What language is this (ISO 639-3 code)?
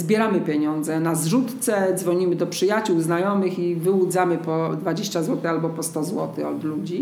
pol